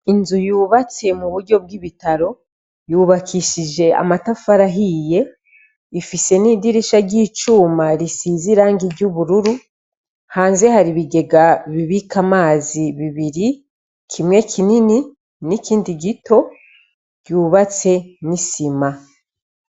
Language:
Rundi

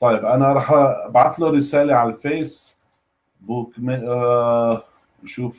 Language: Arabic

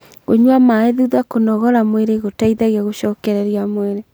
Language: Kikuyu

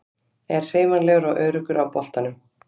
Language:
Icelandic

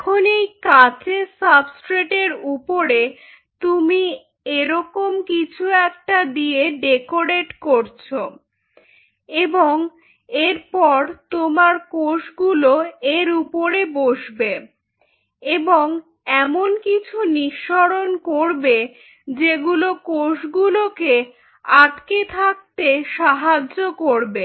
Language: Bangla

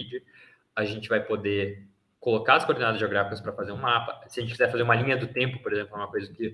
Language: Portuguese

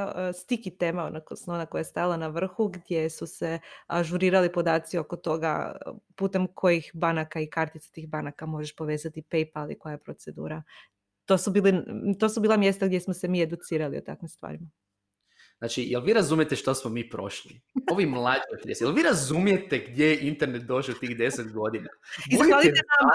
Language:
Croatian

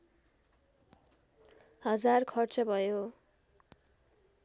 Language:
Nepali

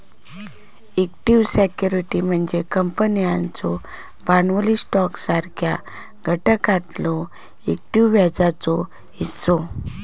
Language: Marathi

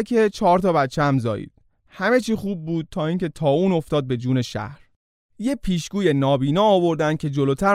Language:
Persian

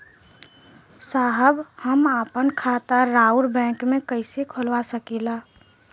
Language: Bhojpuri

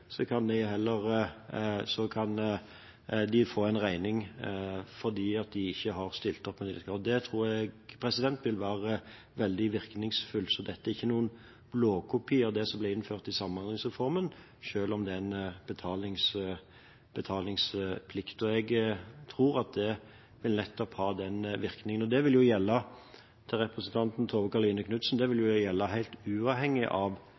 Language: Norwegian Bokmål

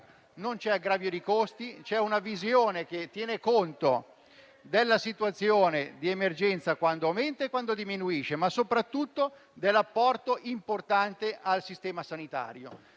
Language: Italian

